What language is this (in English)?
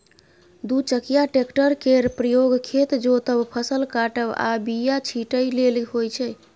Maithili